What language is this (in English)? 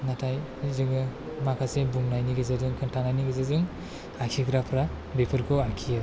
Bodo